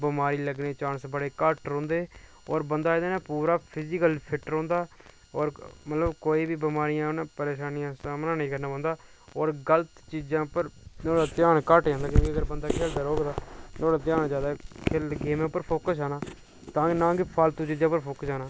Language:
Dogri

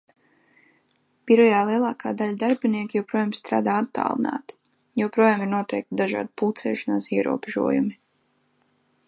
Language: Latvian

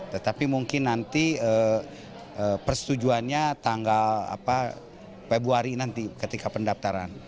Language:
Indonesian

